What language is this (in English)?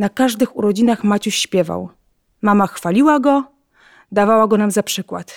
Polish